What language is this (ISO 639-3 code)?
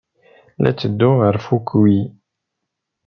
kab